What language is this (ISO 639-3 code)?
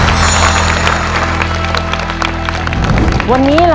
tha